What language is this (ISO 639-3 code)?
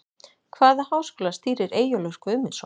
isl